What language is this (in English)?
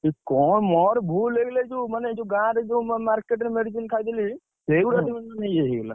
Odia